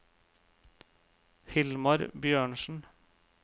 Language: Norwegian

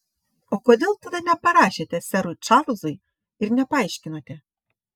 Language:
Lithuanian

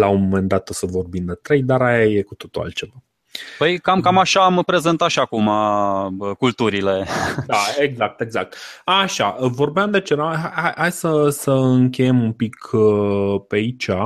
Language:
Romanian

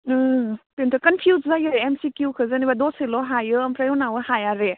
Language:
Bodo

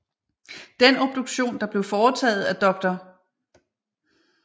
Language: Danish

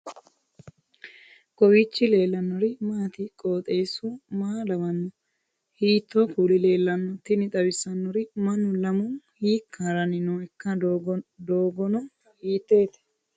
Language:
Sidamo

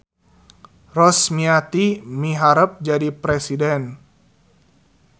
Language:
Sundanese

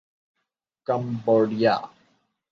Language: Urdu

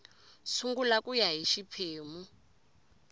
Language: Tsonga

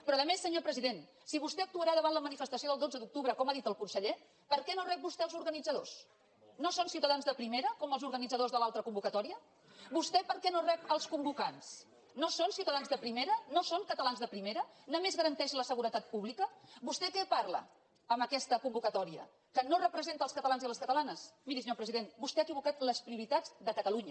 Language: Catalan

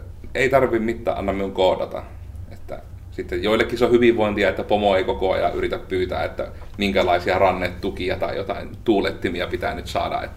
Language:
Finnish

